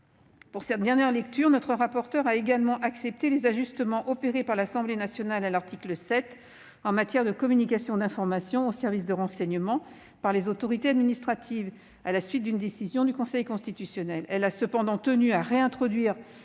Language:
French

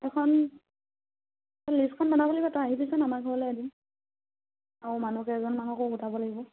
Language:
Assamese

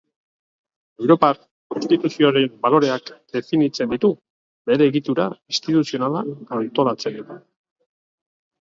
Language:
Basque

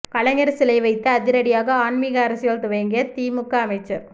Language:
Tamil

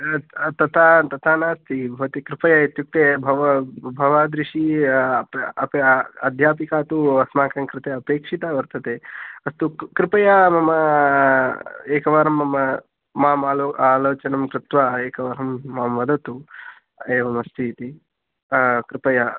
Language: Sanskrit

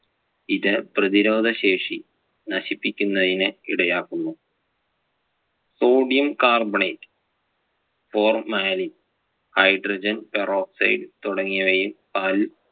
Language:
Malayalam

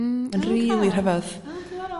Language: Welsh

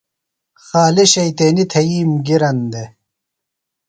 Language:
Phalura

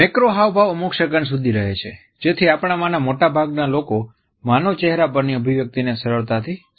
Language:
Gujarati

